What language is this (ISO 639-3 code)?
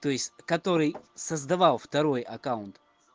rus